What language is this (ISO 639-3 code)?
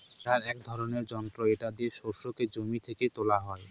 ben